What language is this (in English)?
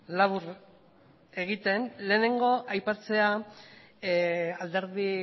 Basque